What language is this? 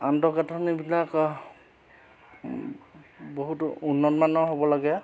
Assamese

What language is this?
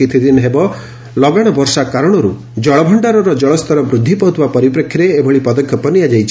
Odia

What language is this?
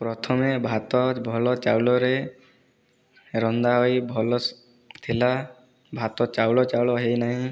Odia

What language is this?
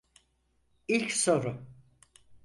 Turkish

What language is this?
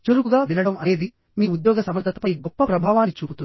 Telugu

